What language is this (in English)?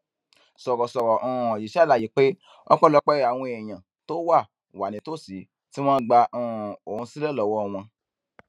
Yoruba